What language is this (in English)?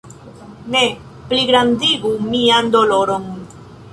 Esperanto